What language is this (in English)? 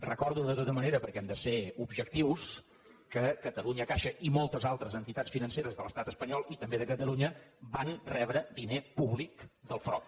Catalan